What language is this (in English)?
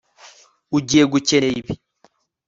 Kinyarwanda